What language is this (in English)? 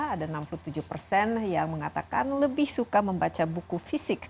Indonesian